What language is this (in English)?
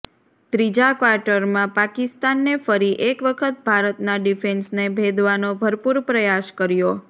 Gujarati